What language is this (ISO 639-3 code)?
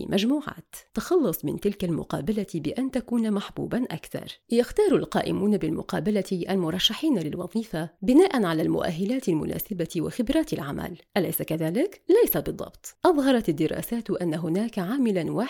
ara